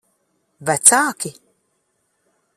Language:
Latvian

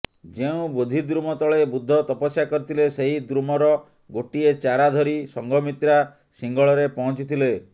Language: Odia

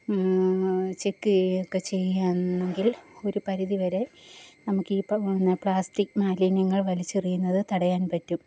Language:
Malayalam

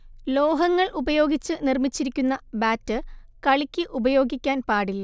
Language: Malayalam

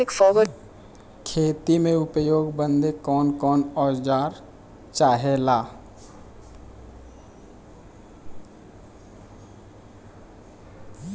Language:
Bhojpuri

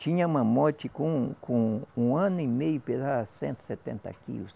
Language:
Portuguese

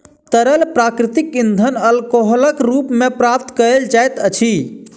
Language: Maithili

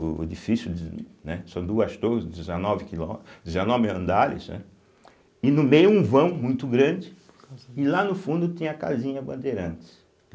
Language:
Portuguese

